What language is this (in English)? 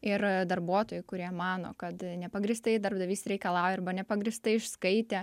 Lithuanian